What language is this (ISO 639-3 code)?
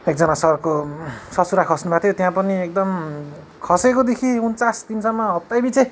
nep